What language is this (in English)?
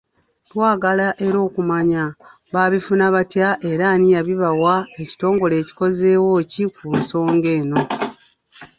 Ganda